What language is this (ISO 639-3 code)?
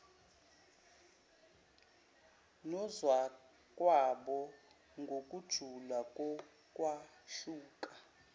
zul